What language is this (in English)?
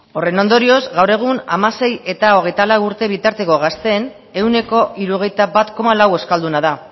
Basque